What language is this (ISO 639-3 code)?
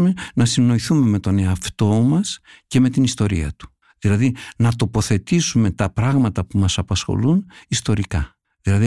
ell